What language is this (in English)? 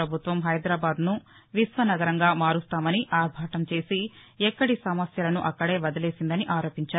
Telugu